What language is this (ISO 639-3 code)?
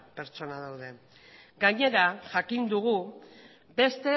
eus